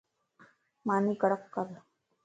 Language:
Lasi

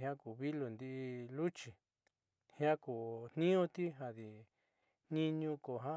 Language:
Southeastern Nochixtlán Mixtec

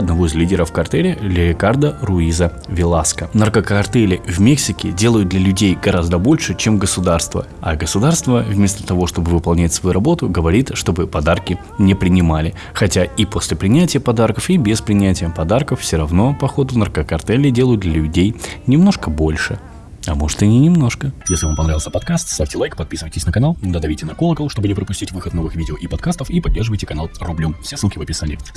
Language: Russian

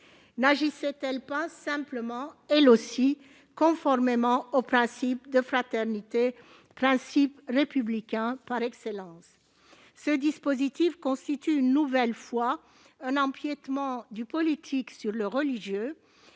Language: French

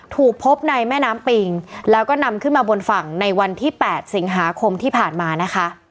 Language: Thai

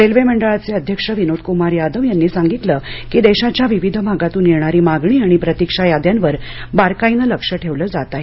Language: Marathi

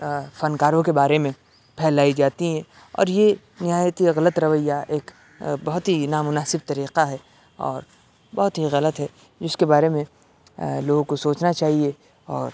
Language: Urdu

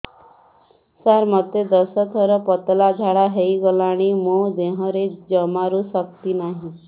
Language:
Odia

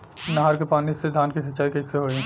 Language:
Bhojpuri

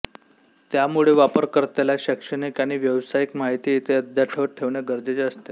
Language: Marathi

